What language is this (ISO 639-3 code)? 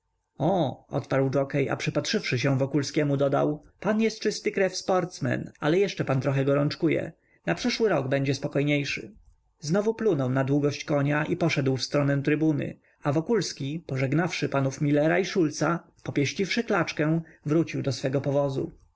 pol